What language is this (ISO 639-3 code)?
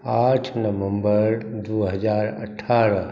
mai